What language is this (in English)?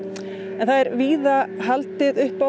Icelandic